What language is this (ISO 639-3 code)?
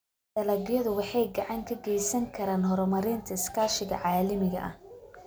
som